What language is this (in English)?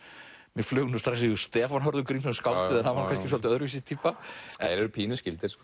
Icelandic